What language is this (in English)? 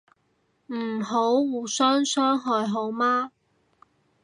Cantonese